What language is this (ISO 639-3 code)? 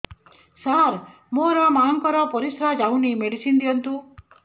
ori